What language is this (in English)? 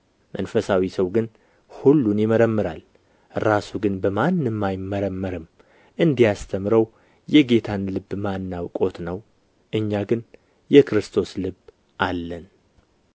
Amharic